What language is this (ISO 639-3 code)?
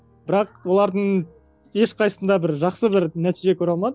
kaz